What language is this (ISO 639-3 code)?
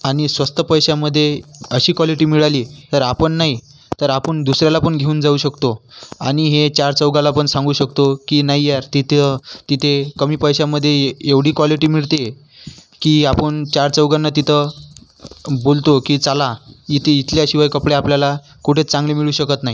mar